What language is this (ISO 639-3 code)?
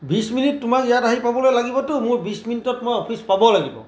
asm